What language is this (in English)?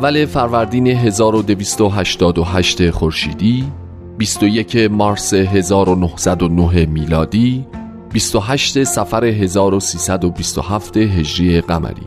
Persian